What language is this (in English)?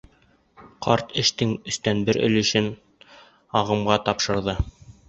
Bashkir